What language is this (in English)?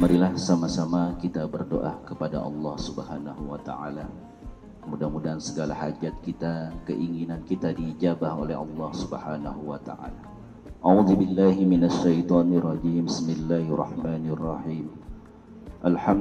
Indonesian